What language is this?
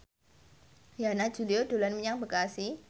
Javanese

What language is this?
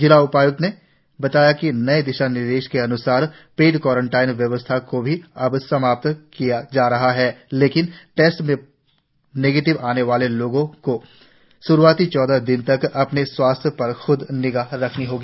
Hindi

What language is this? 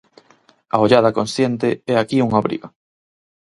Galician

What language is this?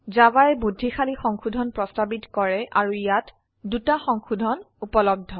Assamese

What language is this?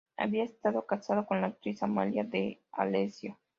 Spanish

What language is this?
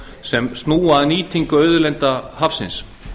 Icelandic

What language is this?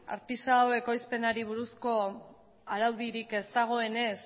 Basque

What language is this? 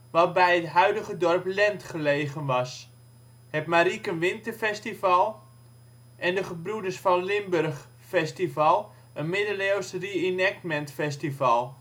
Dutch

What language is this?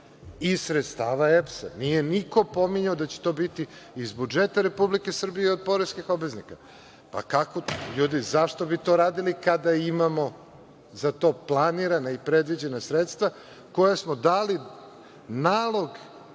Serbian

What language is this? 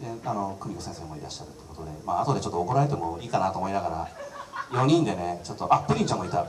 Japanese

